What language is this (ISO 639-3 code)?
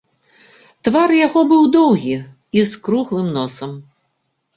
bel